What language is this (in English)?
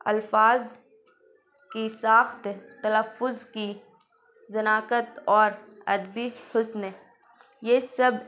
Urdu